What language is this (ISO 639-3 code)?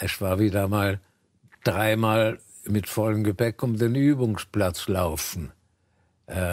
deu